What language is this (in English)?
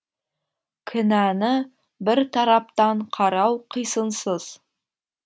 Kazakh